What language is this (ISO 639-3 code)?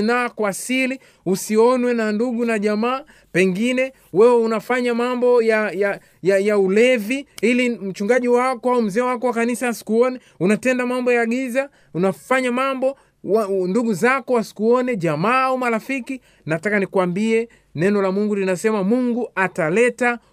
swa